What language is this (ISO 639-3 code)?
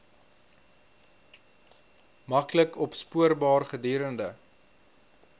afr